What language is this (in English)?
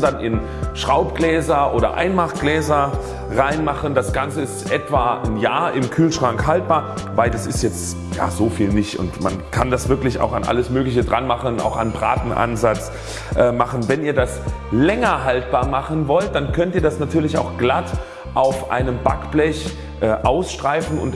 German